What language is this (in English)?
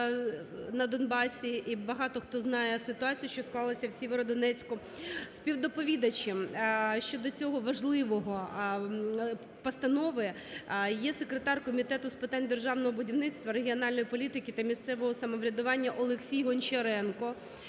Ukrainian